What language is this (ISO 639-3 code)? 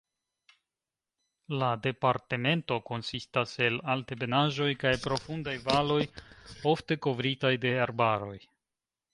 epo